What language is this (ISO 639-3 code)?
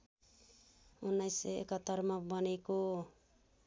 nep